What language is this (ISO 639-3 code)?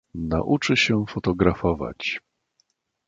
pol